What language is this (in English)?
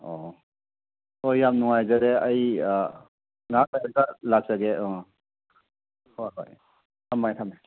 Manipuri